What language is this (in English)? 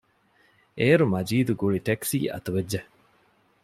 Divehi